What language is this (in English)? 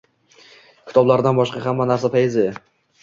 Uzbek